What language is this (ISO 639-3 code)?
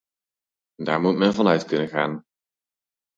nld